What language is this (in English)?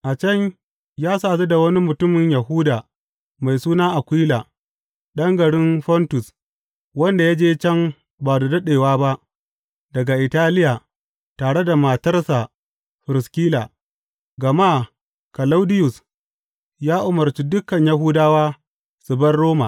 Hausa